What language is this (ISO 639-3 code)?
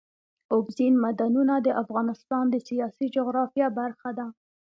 pus